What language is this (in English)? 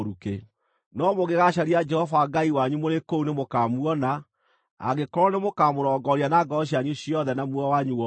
Kikuyu